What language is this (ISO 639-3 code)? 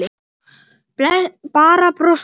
isl